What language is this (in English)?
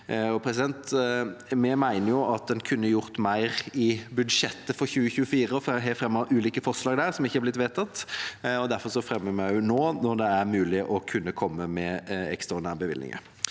Norwegian